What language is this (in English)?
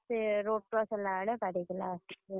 Odia